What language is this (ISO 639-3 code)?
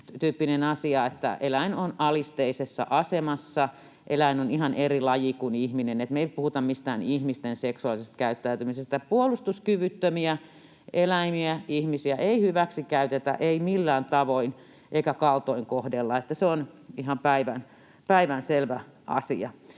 fin